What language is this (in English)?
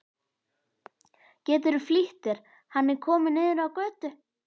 Icelandic